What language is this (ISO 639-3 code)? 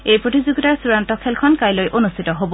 asm